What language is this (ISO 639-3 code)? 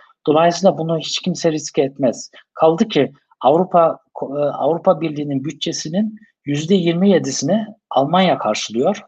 tur